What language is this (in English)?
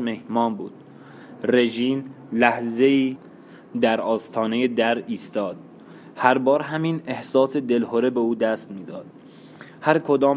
Persian